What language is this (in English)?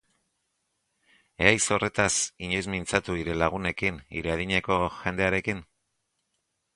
Basque